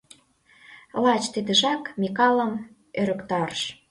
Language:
Mari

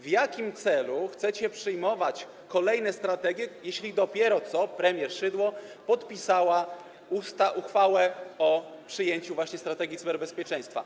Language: Polish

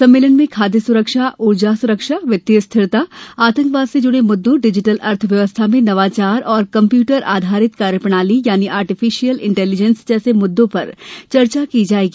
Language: Hindi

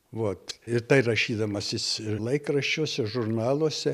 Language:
Lithuanian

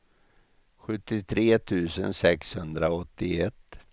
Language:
Swedish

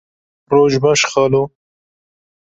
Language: Kurdish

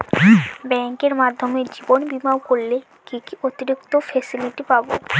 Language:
Bangla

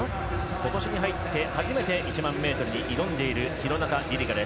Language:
Japanese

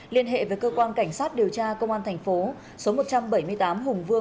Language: Vietnamese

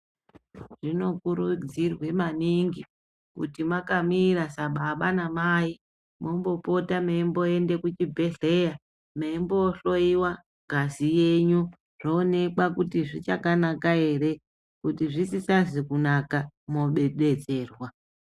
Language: Ndau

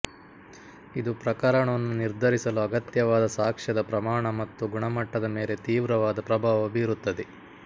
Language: Kannada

